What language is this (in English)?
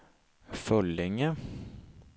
Swedish